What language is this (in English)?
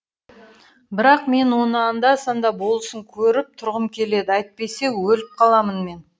Kazakh